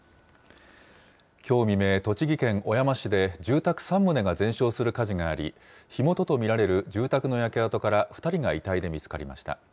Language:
Japanese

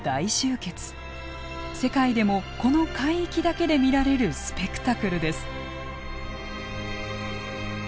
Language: Japanese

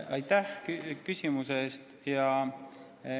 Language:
Estonian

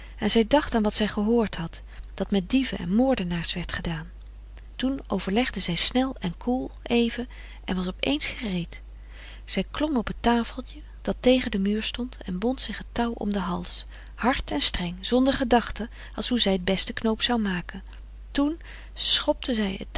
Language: Dutch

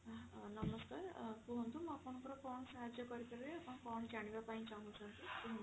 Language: Odia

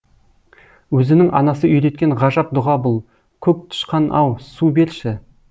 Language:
Kazakh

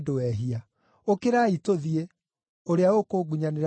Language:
Kikuyu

